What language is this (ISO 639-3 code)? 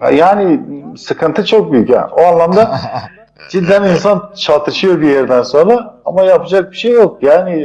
tur